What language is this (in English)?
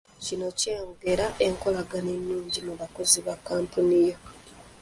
Ganda